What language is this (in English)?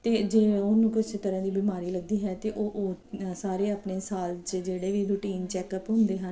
Punjabi